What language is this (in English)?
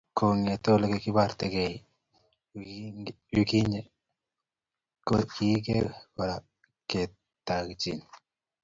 Kalenjin